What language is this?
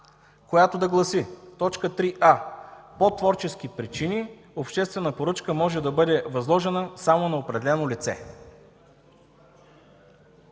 Bulgarian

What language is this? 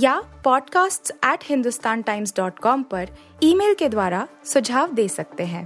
Hindi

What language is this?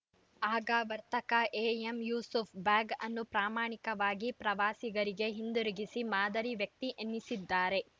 Kannada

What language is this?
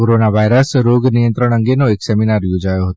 Gujarati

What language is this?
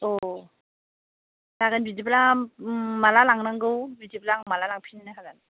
Bodo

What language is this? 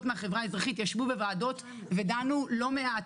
Hebrew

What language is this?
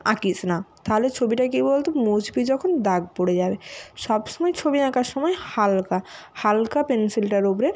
Bangla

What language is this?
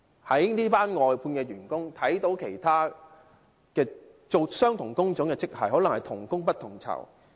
Cantonese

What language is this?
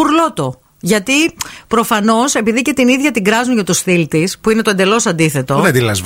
Greek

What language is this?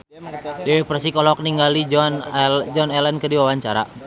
Sundanese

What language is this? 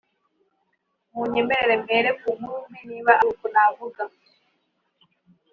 Kinyarwanda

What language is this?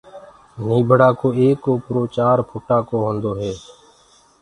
Gurgula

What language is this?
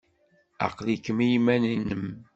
Kabyle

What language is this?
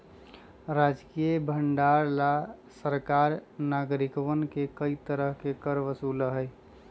Magahi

